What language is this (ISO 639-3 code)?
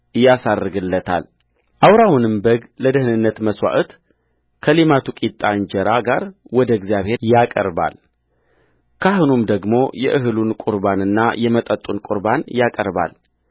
amh